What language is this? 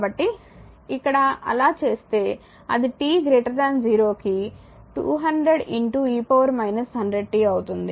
Telugu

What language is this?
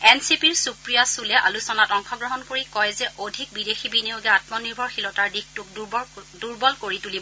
Assamese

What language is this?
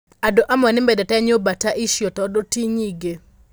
Kikuyu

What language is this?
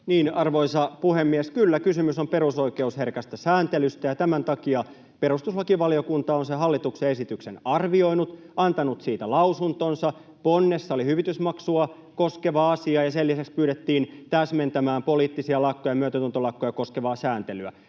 Finnish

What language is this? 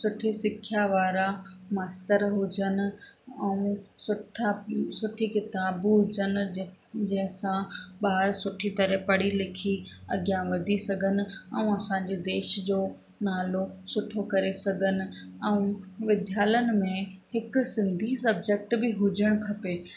Sindhi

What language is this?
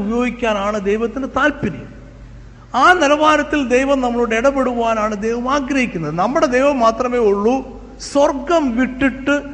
Malayalam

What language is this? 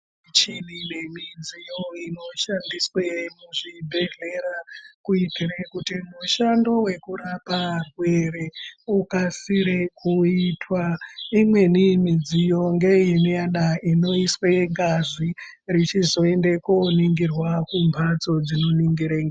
Ndau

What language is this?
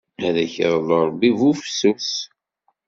Kabyle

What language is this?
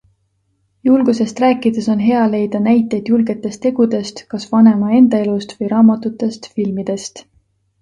Estonian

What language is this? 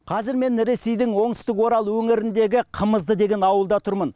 Kazakh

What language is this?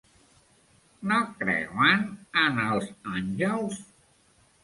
Catalan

